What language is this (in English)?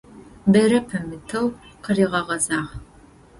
Adyghe